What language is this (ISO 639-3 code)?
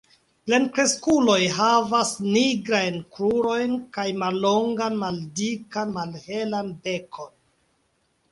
epo